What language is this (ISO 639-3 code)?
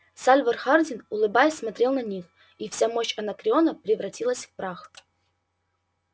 rus